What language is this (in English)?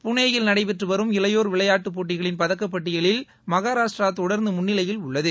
Tamil